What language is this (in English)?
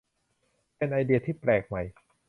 Thai